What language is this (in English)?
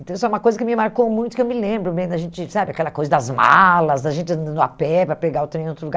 Portuguese